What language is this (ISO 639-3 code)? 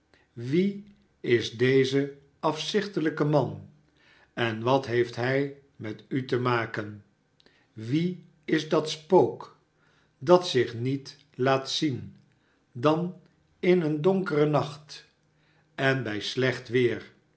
nld